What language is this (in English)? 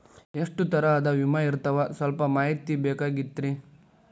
Kannada